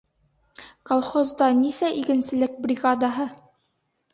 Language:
Bashkir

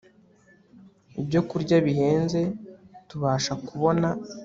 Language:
Kinyarwanda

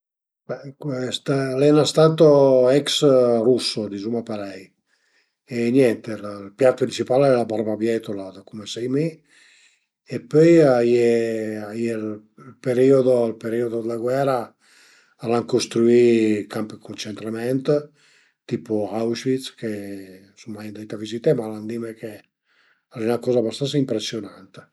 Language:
Piedmontese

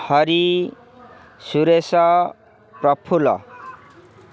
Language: Odia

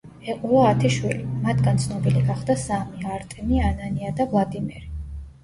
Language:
Georgian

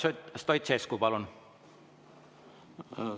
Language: Estonian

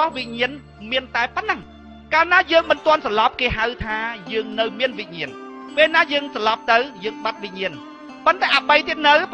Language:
Thai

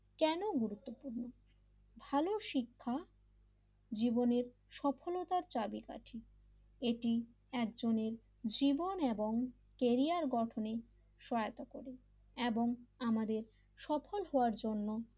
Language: Bangla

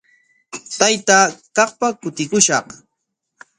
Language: Corongo Ancash Quechua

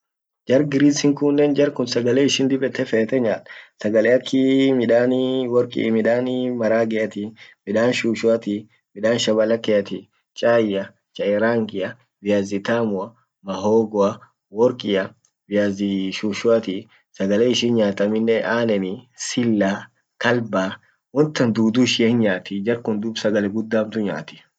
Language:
Orma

